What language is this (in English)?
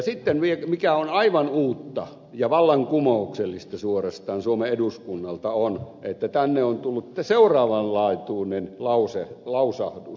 Finnish